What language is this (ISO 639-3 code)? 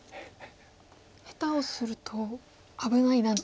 jpn